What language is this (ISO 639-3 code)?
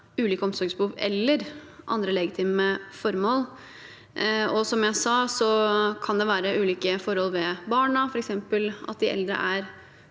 nor